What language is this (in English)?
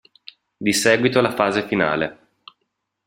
Italian